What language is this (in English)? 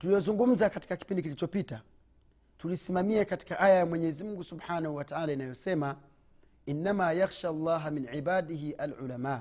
Swahili